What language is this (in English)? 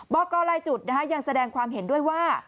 Thai